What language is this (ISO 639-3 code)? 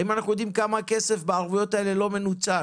heb